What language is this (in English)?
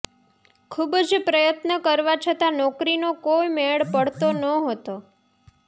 Gujarati